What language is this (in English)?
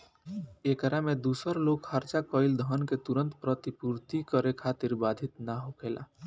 Bhojpuri